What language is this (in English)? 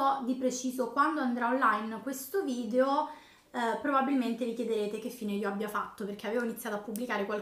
Italian